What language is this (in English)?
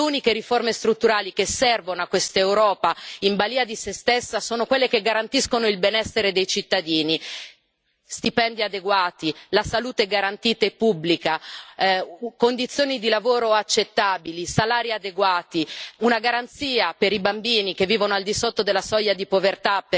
Italian